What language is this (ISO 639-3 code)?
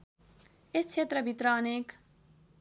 nep